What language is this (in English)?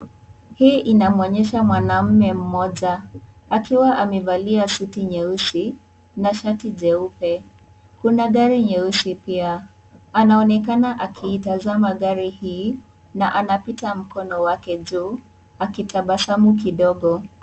Swahili